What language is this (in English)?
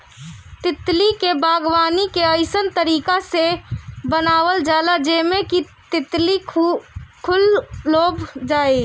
Bhojpuri